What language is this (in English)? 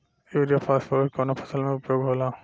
Bhojpuri